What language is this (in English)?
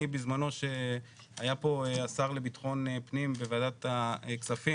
Hebrew